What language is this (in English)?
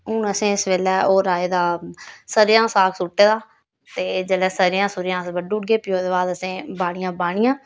Dogri